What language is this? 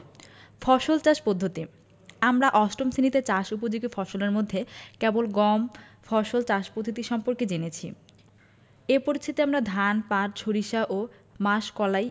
Bangla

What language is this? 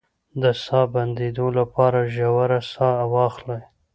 Pashto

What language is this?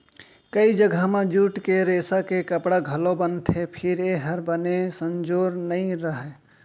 Chhattisgarhi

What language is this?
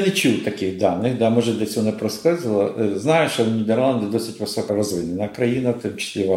Ukrainian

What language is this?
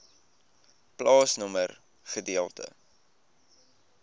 Afrikaans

